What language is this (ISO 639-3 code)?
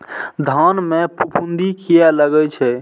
mai